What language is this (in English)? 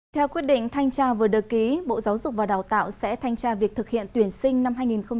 Vietnamese